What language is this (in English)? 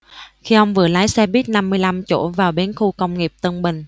Vietnamese